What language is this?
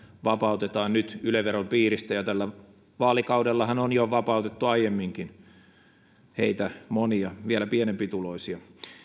Finnish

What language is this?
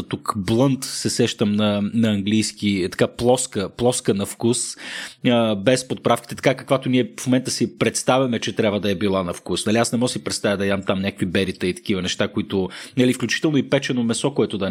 Bulgarian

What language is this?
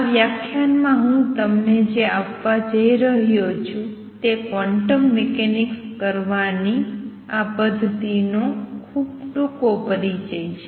Gujarati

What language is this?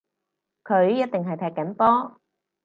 Cantonese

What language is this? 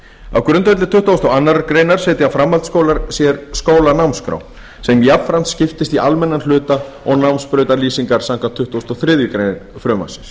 Icelandic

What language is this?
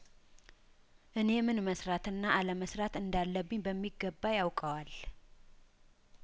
Amharic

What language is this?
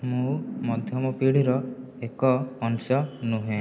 Odia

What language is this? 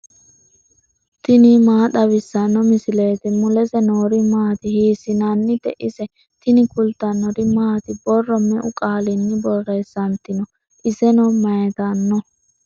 Sidamo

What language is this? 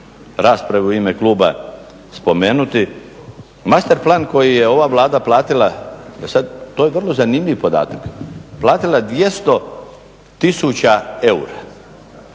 Croatian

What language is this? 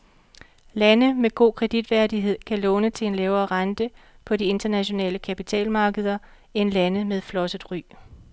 Danish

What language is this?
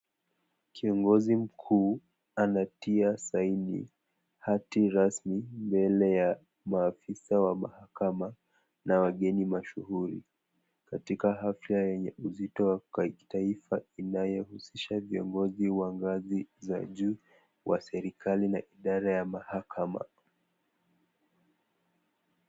Swahili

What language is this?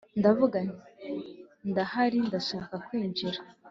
Kinyarwanda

